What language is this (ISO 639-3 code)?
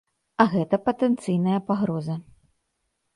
bel